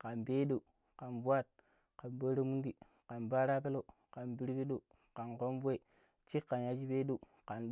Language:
Pero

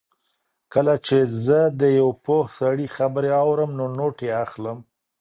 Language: Pashto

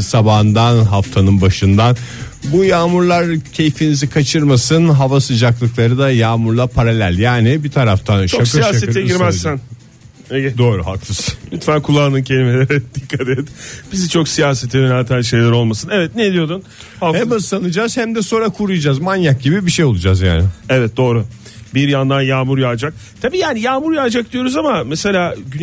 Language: Turkish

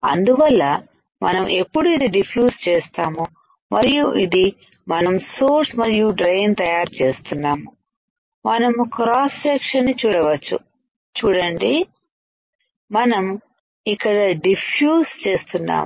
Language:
Telugu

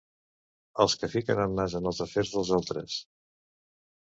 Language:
Catalan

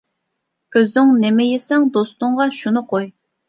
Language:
Uyghur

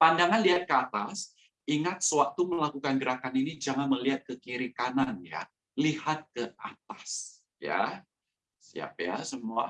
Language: Indonesian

